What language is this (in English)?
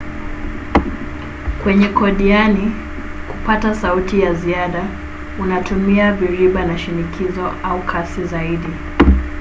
Swahili